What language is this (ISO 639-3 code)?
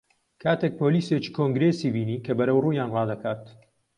ckb